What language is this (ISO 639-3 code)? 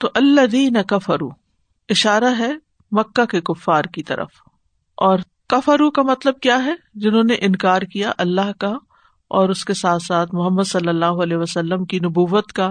urd